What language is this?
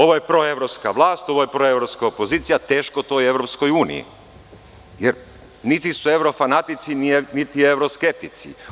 Serbian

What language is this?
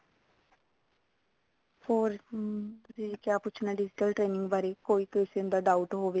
Punjabi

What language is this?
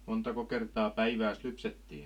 Finnish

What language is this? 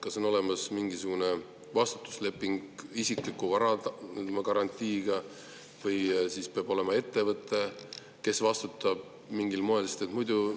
Estonian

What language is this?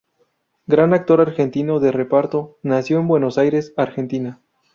Spanish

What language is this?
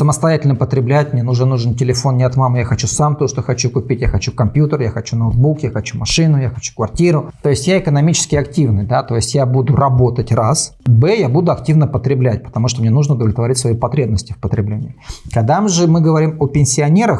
Russian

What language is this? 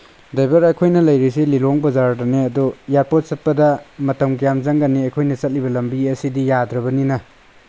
Manipuri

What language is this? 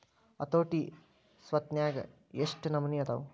Kannada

